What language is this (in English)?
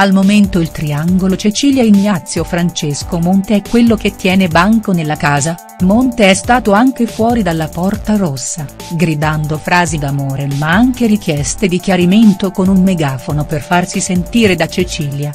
Italian